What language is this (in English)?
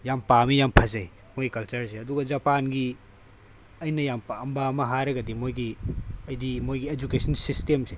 Manipuri